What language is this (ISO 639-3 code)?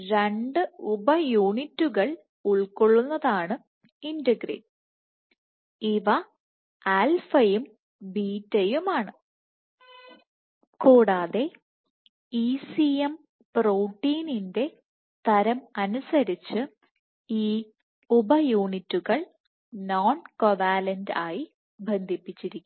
mal